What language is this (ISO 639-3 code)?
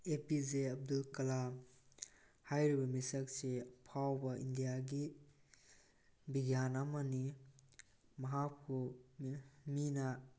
mni